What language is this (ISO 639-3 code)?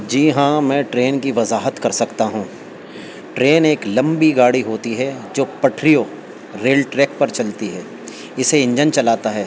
urd